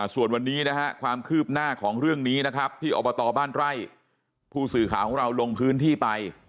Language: Thai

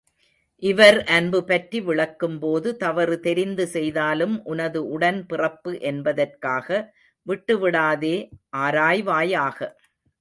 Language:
Tamil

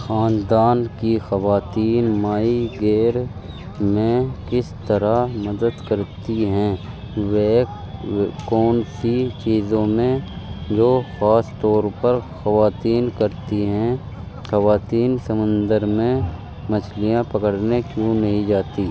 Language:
Urdu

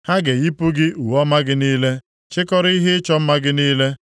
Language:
Igbo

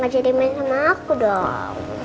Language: Indonesian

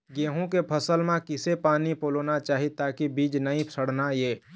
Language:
Chhattisgarhi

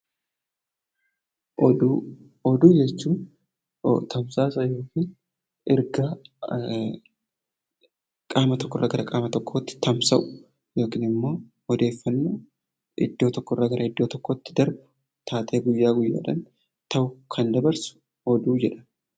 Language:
Oromo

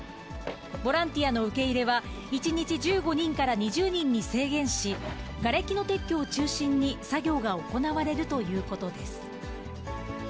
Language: Japanese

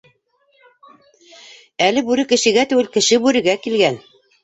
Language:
Bashkir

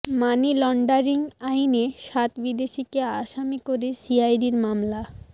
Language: Bangla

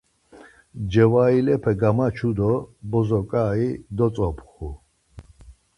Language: Laz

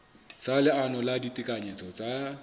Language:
Southern Sotho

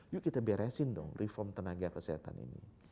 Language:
Indonesian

